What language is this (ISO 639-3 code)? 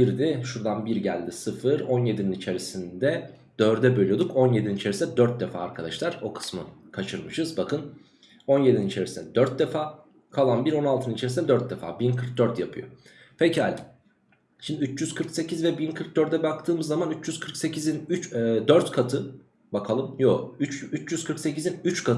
tur